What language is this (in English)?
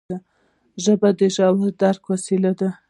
Pashto